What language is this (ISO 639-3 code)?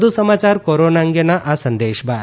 guj